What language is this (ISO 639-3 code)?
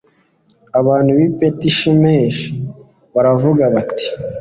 kin